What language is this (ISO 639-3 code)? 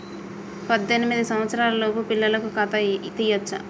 tel